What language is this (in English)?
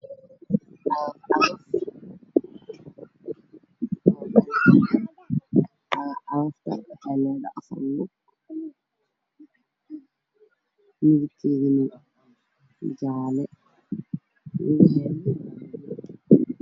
Somali